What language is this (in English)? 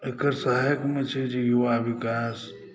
Maithili